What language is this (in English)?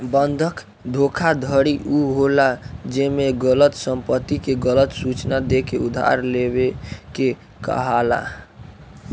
Bhojpuri